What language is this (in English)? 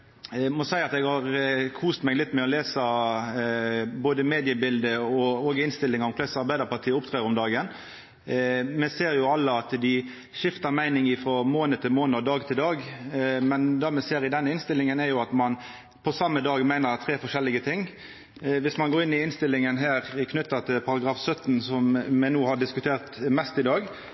Norwegian Nynorsk